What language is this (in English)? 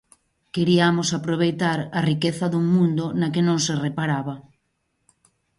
Galician